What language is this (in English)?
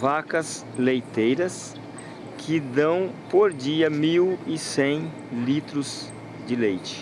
Portuguese